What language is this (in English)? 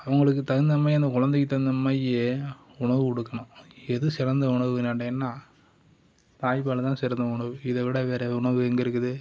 Tamil